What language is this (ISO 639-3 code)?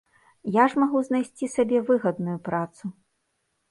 bel